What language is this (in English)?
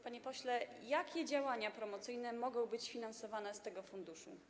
Polish